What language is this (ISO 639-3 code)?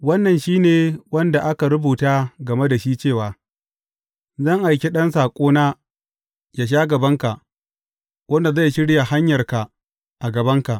hau